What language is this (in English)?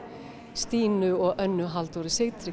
Icelandic